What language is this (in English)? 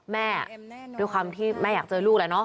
Thai